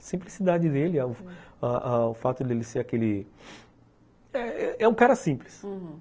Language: Portuguese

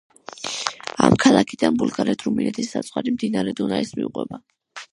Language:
Georgian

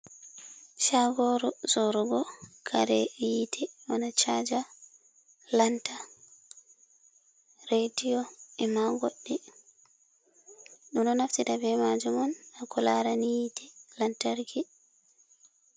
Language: Fula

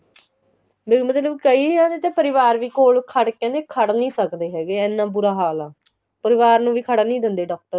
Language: Punjabi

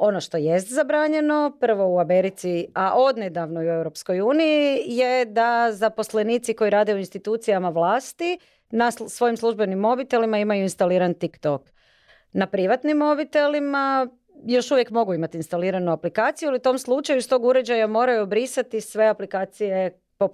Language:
Croatian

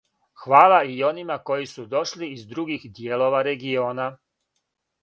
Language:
Serbian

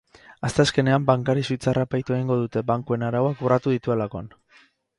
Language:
Basque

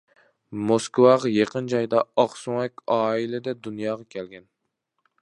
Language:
Uyghur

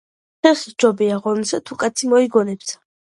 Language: Georgian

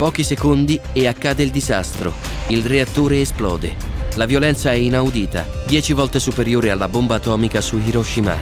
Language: Italian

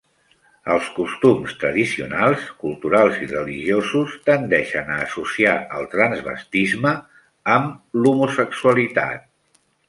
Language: Catalan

